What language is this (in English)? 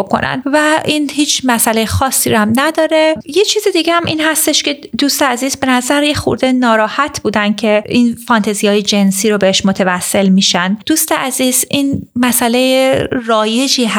Persian